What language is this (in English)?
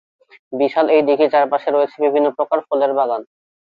Bangla